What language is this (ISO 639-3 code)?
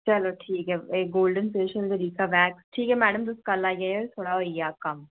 doi